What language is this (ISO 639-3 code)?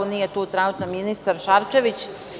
srp